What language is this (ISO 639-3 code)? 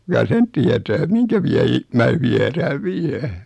fin